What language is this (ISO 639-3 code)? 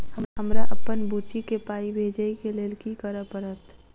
mai